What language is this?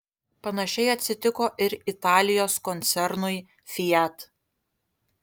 Lithuanian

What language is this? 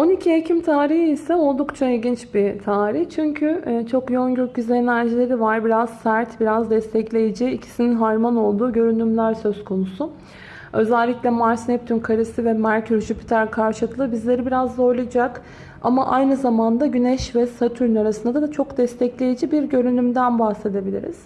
Turkish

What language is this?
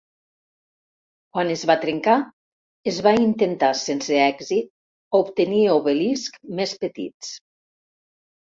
Catalan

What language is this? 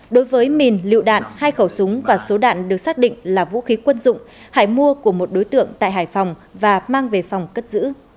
Vietnamese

